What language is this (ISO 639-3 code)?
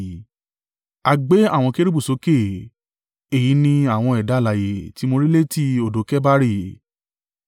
yor